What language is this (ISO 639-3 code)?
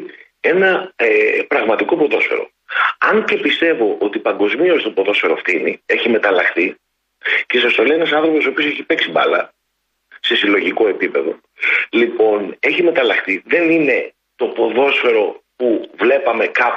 ell